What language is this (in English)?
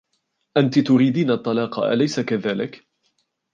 Arabic